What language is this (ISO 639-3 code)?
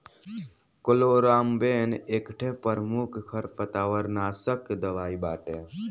bho